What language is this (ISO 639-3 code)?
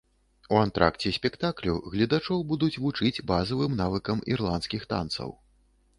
bel